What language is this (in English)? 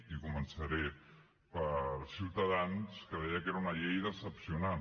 Catalan